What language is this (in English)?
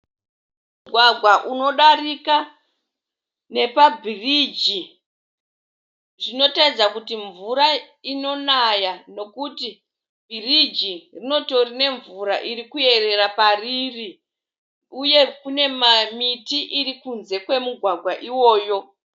Shona